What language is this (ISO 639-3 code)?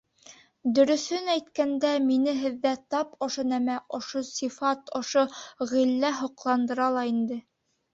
bak